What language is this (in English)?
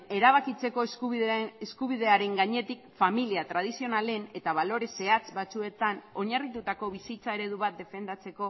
Basque